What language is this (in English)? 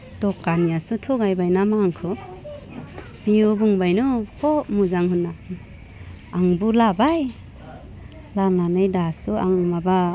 Bodo